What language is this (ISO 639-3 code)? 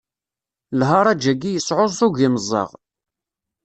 kab